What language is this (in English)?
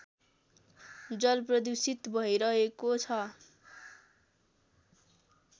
Nepali